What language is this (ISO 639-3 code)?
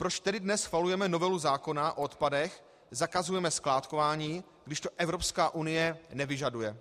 ces